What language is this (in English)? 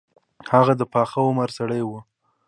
Pashto